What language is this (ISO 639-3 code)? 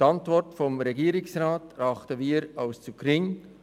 gsw